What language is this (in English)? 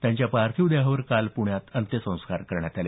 Marathi